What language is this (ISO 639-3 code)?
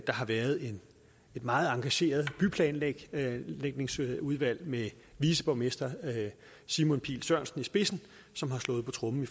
dan